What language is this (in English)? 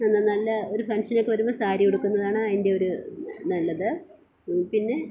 Malayalam